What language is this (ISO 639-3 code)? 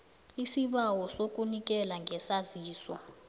nbl